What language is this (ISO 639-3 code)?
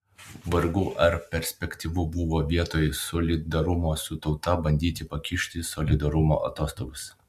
lit